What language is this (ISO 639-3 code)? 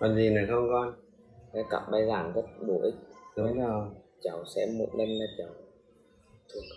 vie